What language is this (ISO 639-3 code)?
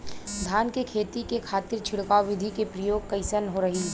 bho